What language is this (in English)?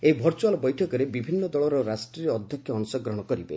Odia